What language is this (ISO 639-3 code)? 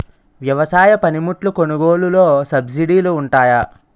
tel